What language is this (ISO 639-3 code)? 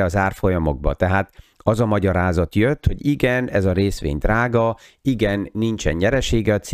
hun